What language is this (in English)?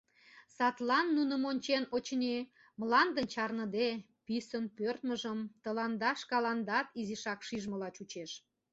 Mari